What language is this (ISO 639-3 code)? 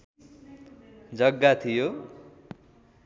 nep